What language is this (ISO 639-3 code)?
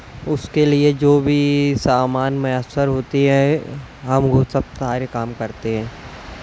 urd